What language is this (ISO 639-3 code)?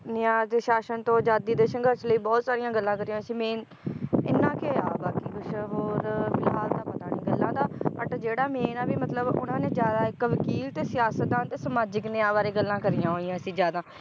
pan